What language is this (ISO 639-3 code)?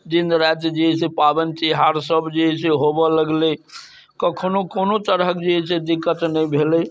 mai